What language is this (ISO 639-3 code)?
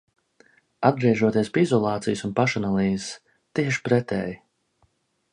lav